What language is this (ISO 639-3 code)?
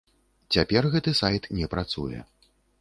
bel